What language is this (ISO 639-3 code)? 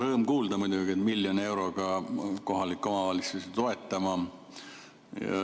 est